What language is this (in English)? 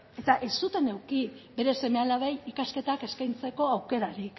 Basque